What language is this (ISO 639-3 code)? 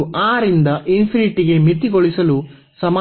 kan